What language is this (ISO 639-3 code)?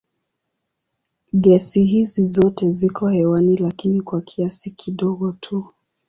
swa